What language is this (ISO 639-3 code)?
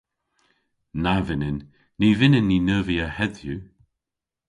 cor